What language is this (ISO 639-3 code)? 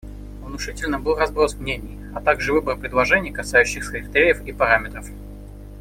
rus